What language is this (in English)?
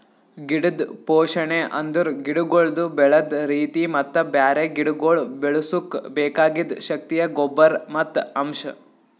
Kannada